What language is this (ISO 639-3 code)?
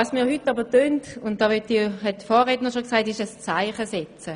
gsw